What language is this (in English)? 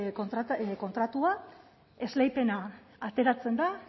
Basque